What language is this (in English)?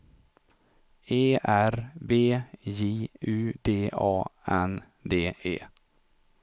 Swedish